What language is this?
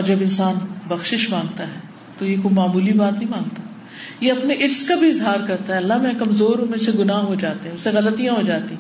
Urdu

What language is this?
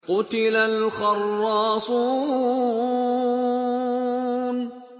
Arabic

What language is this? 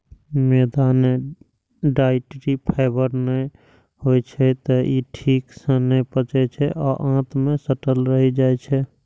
Maithili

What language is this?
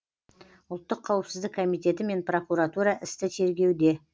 Kazakh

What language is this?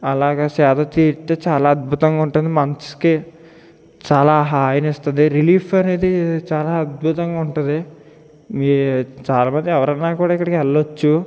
Telugu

